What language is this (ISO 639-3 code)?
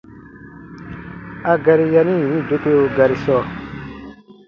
bba